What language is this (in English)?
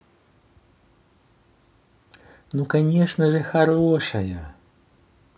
Russian